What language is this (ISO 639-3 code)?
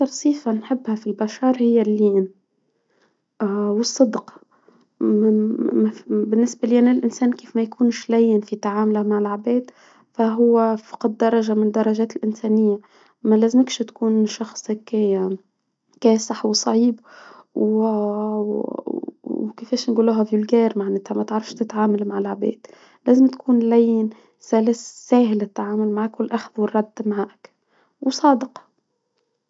aeb